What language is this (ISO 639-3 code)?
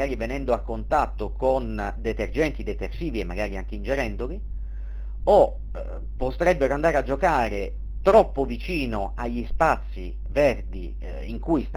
ita